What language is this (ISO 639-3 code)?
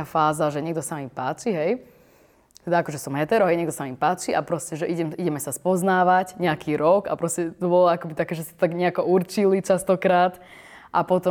slk